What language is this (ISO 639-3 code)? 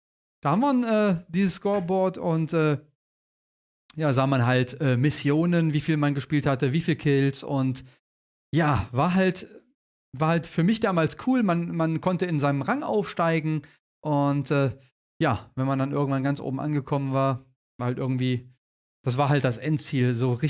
deu